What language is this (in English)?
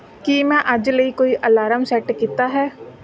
Punjabi